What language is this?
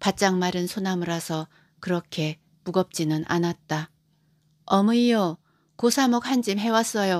Korean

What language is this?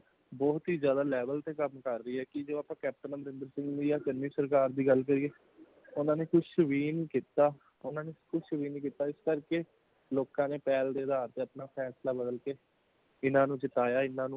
Punjabi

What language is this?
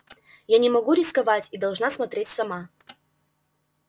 Russian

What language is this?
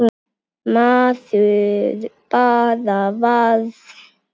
Icelandic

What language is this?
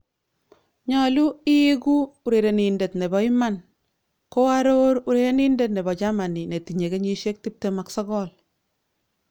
Kalenjin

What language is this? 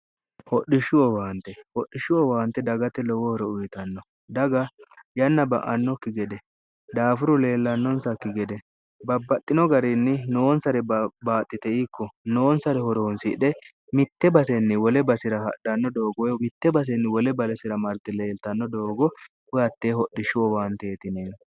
Sidamo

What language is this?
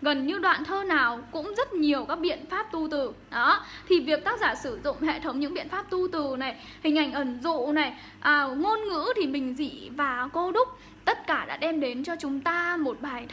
Vietnamese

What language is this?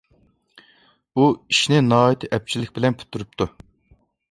Uyghur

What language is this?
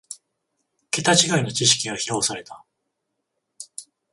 Japanese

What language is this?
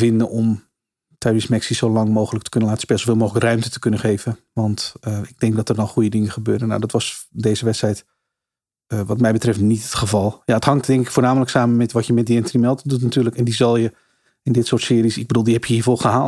Dutch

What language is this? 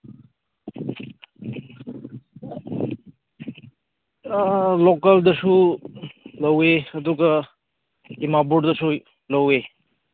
Manipuri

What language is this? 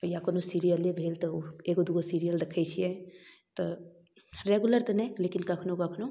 Maithili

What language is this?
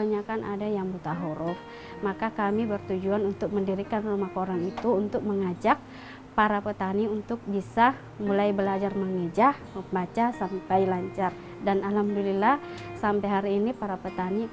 Indonesian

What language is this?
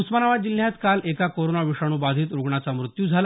Marathi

